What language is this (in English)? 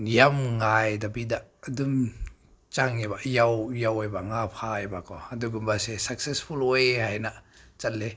Manipuri